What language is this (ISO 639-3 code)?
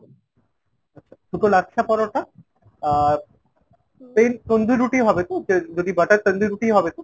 ben